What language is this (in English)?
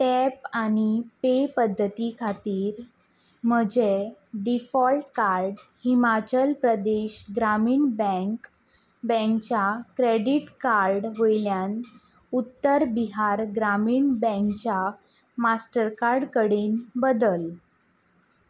Konkani